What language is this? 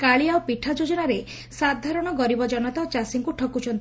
Odia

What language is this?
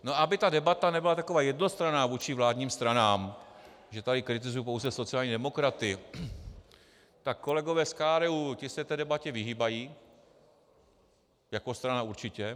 Czech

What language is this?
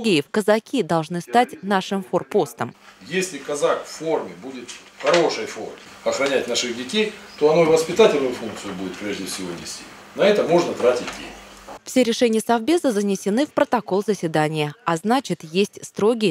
Russian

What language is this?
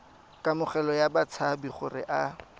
Tswana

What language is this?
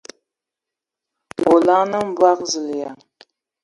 Ewondo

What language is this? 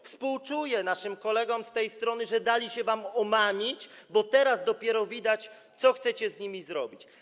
Polish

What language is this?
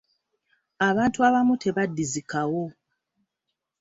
Ganda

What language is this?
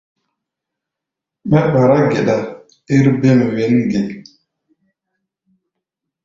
Gbaya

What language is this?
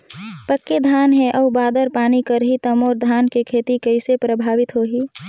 Chhattisgarhi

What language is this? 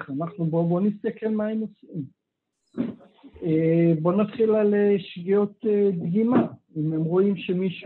Hebrew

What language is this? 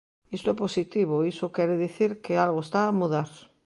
Galician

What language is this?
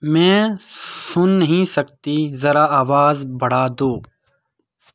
Urdu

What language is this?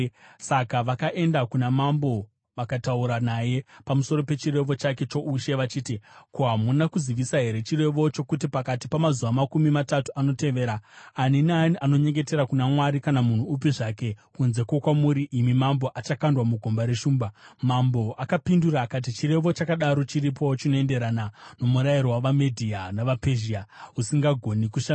Shona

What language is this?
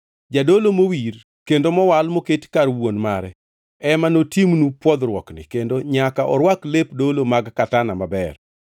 Luo (Kenya and Tanzania)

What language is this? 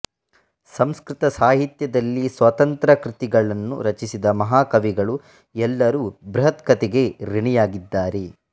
Kannada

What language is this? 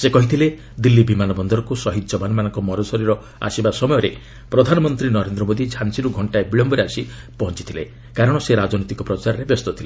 Odia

